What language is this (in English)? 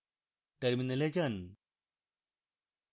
Bangla